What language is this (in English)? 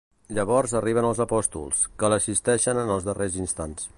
Catalan